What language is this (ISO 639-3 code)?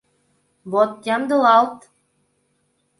chm